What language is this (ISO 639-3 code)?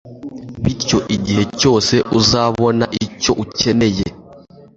kin